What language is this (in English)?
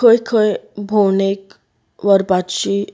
Konkani